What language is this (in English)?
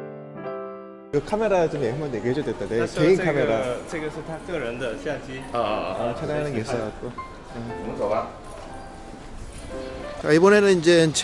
Korean